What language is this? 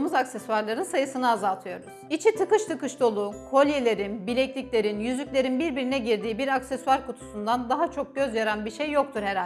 Turkish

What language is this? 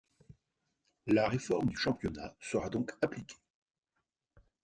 French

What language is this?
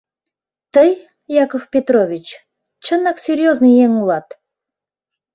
Mari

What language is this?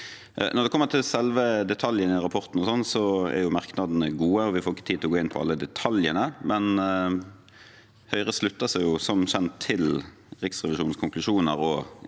Norwegian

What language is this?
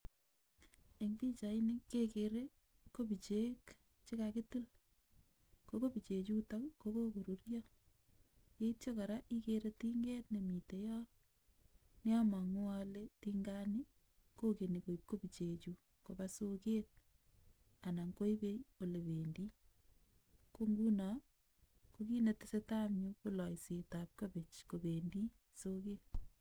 Kalenjin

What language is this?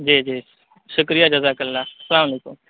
Urdu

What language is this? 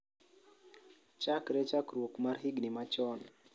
Luo (Kenya and Tanzania)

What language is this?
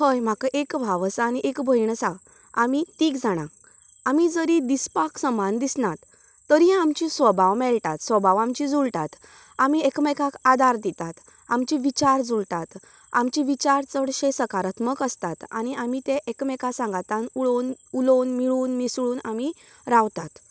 Konkani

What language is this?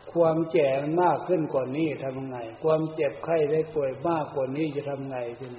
Thai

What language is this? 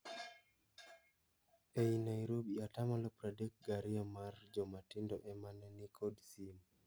Luo (Kenya and Tanzania)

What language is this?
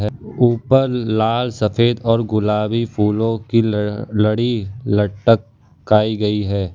Hindi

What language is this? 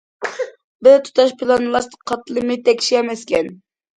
Uyghur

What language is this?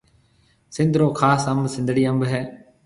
Marwari (Pakistan)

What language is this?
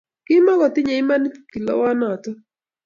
Kalenjin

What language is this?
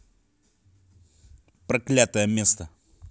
Russian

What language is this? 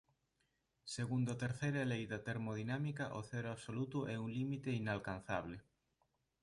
Galician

